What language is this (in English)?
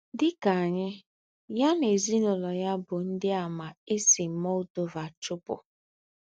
Igbo